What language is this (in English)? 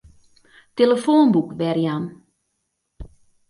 Western Frisian